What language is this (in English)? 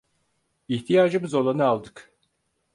Turkish